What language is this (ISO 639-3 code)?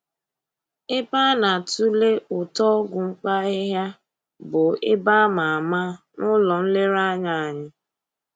ibo